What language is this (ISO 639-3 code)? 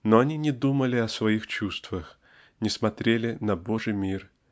rus